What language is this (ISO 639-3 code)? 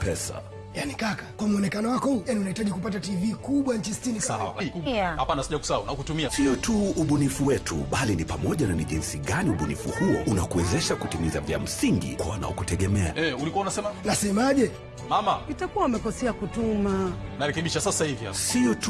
swa